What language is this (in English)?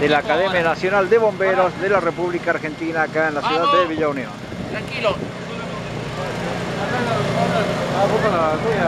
Spanish